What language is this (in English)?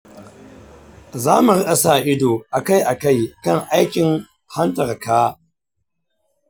Hausa